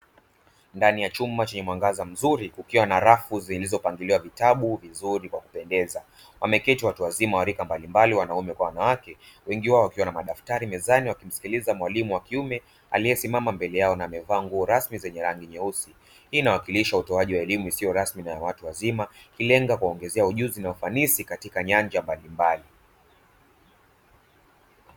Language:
Swahili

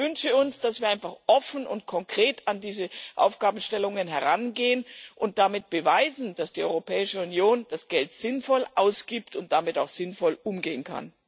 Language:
German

